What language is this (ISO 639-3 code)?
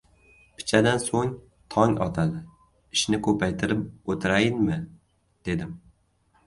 uzb